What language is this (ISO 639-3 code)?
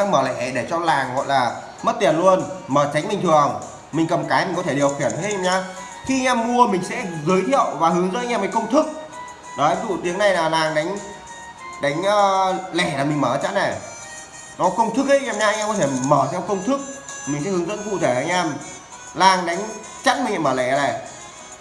vie